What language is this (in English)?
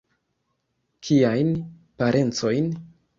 Esperanto